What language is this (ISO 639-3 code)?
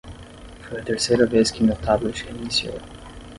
por